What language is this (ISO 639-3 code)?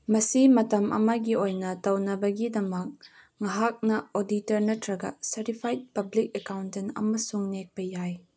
mni